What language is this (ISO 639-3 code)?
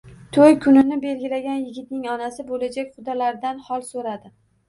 uzb